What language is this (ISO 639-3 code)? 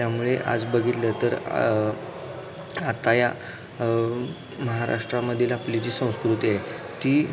mar